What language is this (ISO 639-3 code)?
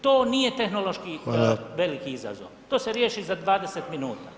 hrv